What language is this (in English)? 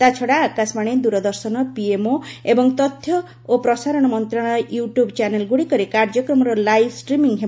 Odia